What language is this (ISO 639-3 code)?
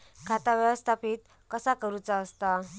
mar